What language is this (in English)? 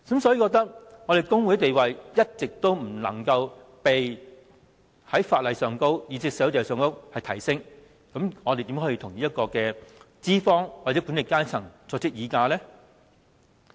Cantonese